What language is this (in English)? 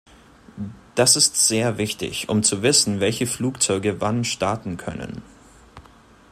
German